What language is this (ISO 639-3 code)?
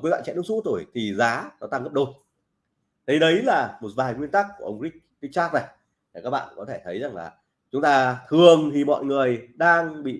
vie